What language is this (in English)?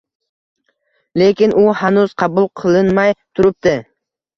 Uzbek